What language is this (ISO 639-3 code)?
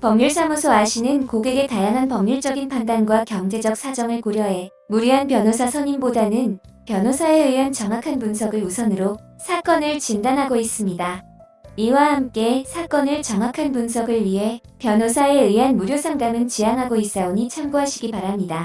kor